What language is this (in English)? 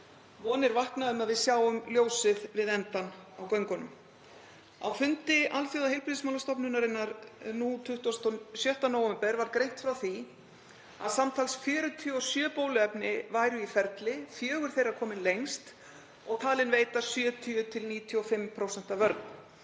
Icelandic